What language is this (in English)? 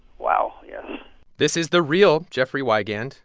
English